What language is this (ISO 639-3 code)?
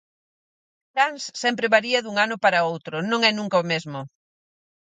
glg